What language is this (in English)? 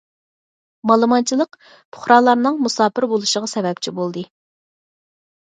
Uyghur